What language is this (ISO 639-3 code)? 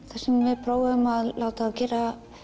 isl